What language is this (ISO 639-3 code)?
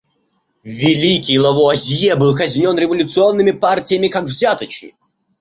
rus